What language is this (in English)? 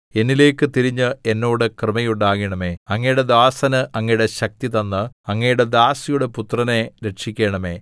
Malayalam